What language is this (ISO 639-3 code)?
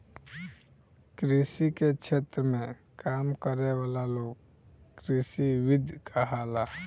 bho